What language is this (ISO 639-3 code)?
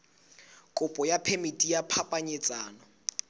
sot